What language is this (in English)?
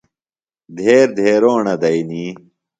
Phalura